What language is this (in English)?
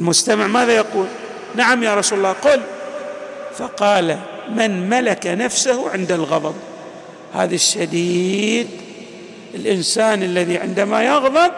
Arabic